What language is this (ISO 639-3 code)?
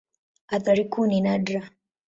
swa